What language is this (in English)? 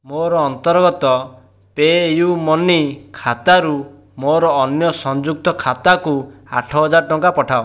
Odia